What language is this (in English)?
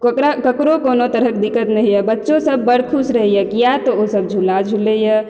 Maithili